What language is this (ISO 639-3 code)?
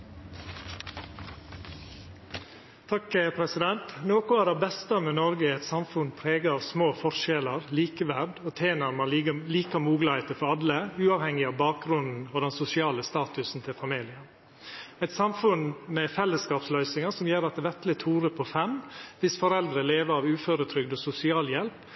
nno